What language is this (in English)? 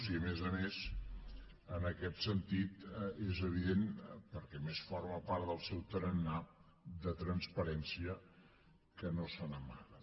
Catalan